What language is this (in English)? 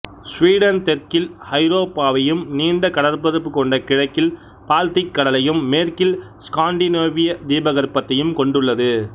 Tamil